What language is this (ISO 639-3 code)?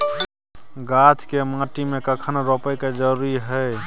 mai